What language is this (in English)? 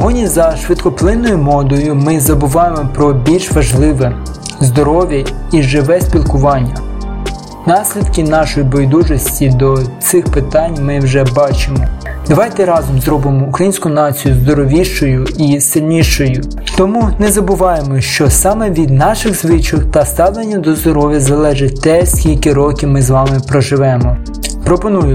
Ukrainian